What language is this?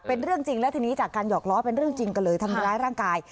Thai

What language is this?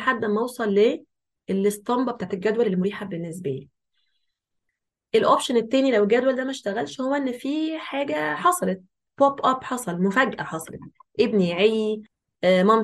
Arabic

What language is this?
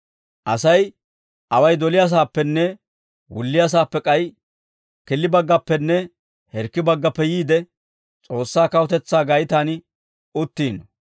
Dawro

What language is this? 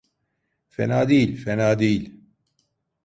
Turkish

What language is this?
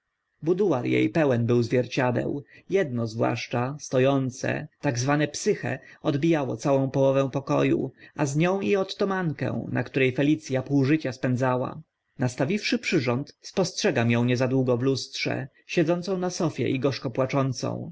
Polish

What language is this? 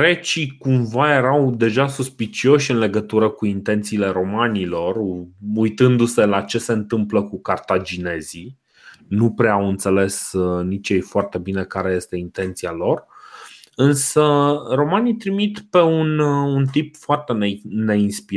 Romanian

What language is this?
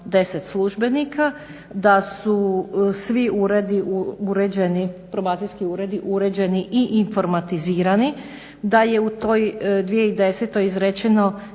Croatian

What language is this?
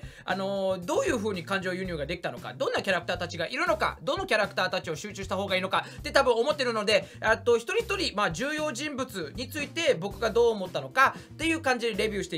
Japanese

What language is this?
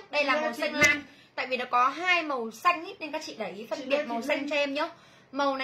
Vietnamese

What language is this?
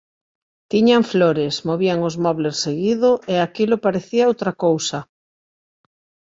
Galician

